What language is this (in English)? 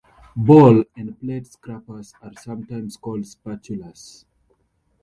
English